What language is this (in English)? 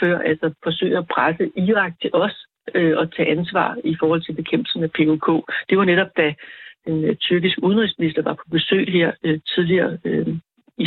Danish